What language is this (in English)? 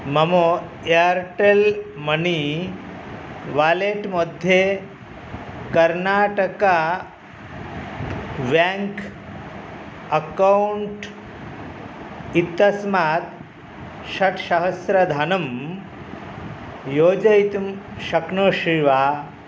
Sanskrit